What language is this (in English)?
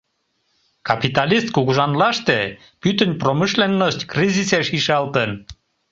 Mari